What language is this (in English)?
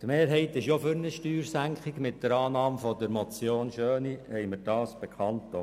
Swiss German